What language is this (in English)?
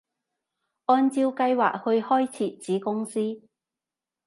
Cantonese